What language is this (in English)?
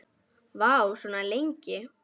Icelandic